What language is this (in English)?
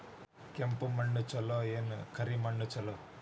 Kannada